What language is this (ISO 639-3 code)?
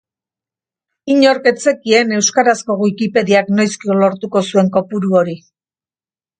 eus